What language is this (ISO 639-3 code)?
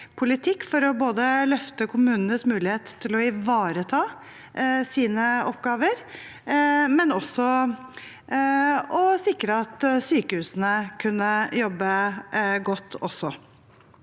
nor